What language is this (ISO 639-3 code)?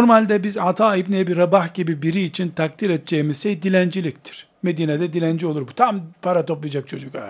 tur